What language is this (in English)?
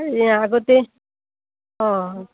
Assamese